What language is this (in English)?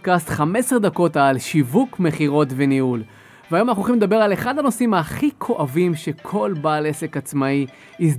Hebrew